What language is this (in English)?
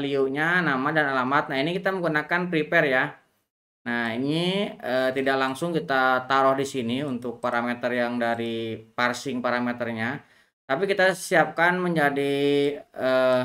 Indonesian